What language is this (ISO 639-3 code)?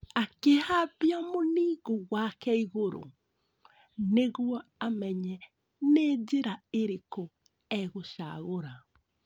kik